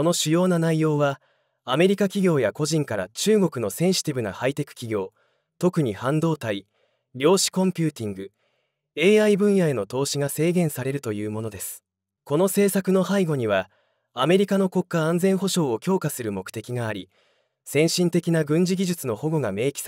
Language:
Japanese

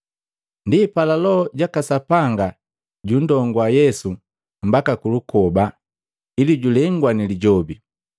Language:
Matengo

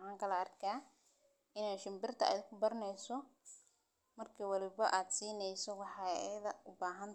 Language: Somali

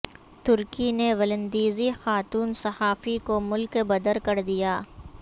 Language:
Urdu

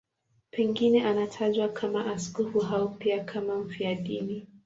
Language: Swahili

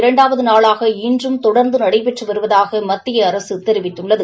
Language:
Tamil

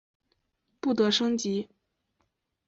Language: Chinese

